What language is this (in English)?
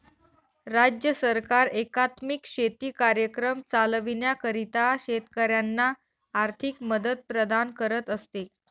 Marathi